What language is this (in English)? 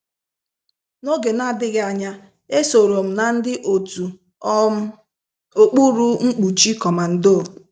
Igbo